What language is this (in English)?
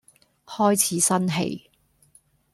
Cantonese